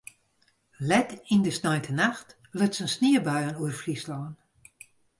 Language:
Western Frisian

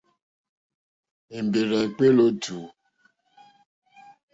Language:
Mokpwe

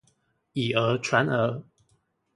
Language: Chinese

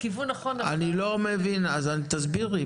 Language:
Hebrew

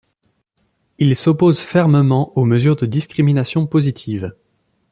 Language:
French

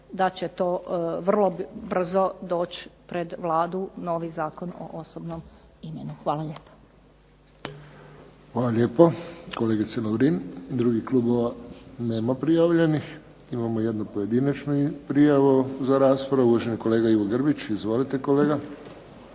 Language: Croatian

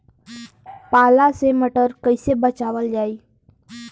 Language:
Bhojpuri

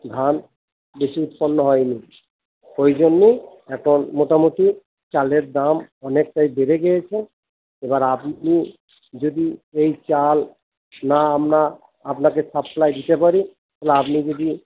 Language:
Bangla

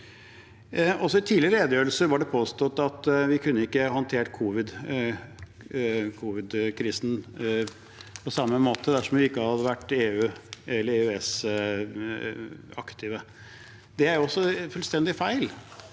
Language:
Norwegian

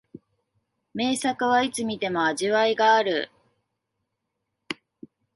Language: Japanese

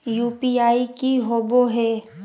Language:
Magahi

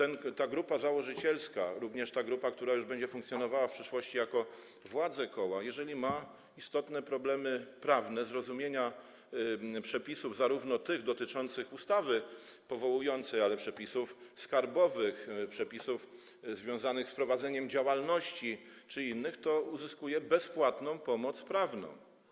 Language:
Polish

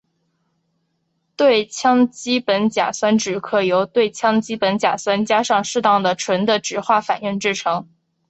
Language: Chinese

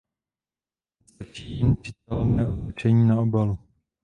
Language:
Czech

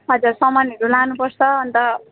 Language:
Nepali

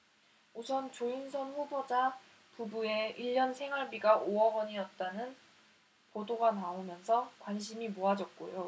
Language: Korean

